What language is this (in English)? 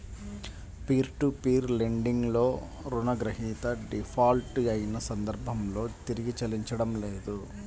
Telugu